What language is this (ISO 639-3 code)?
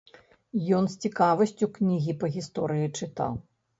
bel